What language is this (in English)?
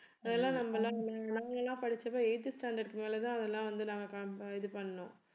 Tamil